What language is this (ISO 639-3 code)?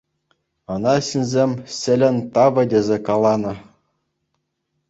chv